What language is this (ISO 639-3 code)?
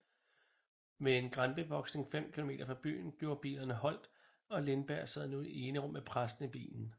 dan